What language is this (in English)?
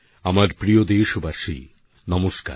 Bangla